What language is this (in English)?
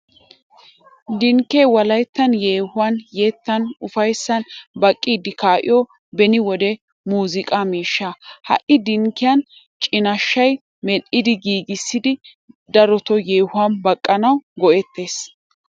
Wolaytta